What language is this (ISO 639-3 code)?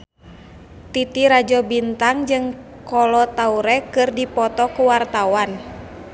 sun